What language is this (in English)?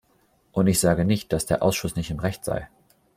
German